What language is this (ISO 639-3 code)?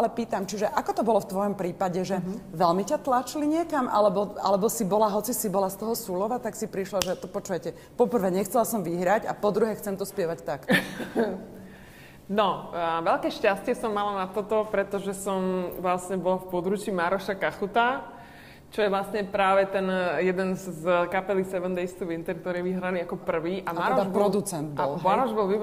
slk